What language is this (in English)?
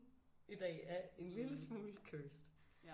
Danish